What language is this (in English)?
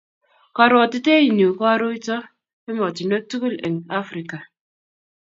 Kalenjin